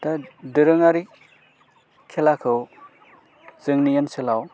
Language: Bodo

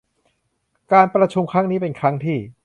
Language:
Thai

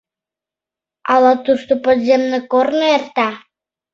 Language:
Mari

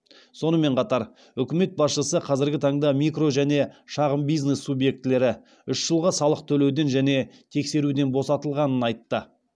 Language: Kazakh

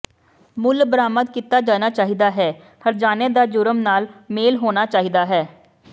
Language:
Punjabi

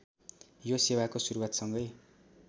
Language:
Nepali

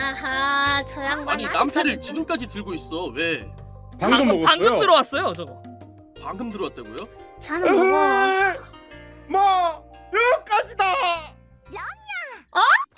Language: Korean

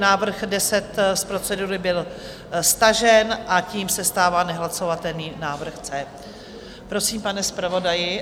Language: Czech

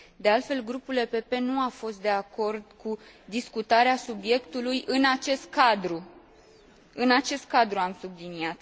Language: Romanian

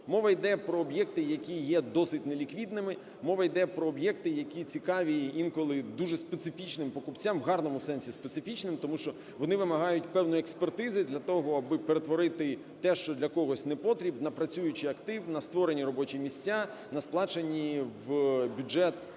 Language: Ukrainian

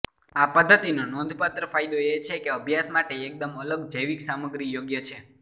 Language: Gujarati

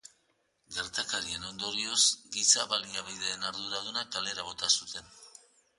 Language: Basque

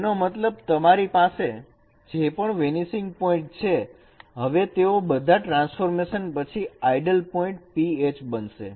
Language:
Gujarati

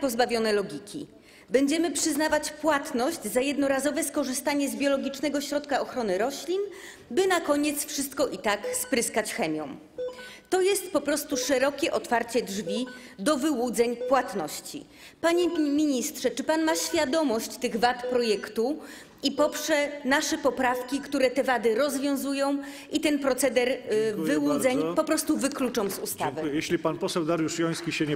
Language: Polish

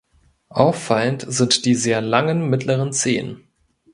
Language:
German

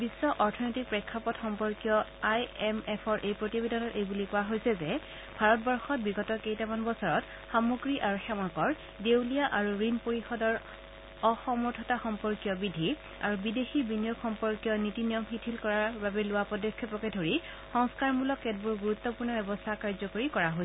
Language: Assamese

